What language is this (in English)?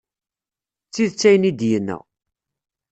Kabyle